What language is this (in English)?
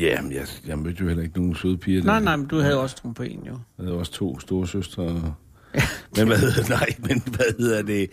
Danish